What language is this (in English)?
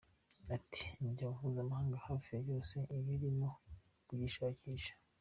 Kinyarwanda